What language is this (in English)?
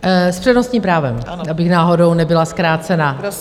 Czech